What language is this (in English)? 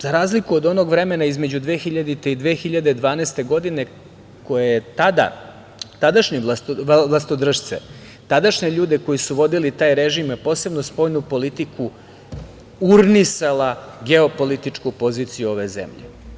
Serbian